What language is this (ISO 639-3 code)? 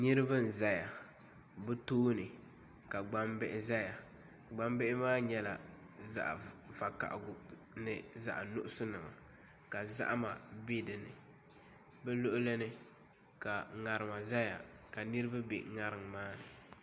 dag